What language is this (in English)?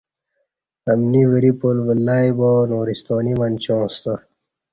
Kati